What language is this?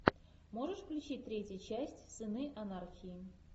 Russian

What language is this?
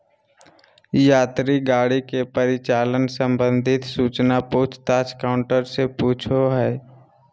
Magahi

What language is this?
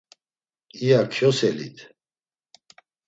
Laz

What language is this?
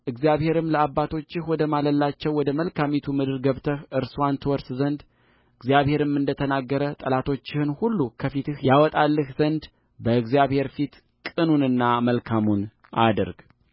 Amharic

